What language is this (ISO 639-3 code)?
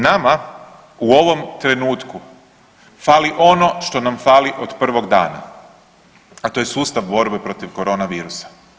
hrv